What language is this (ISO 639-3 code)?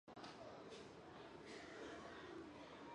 zho